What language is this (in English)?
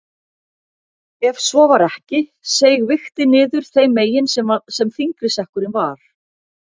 Icelandic